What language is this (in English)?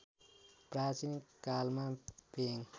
Nepali